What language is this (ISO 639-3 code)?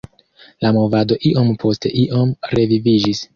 epo